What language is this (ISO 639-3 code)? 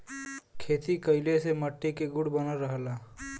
bho